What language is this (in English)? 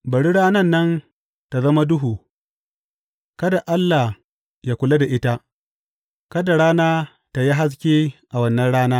Hausa